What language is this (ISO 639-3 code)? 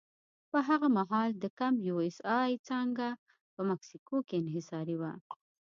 pus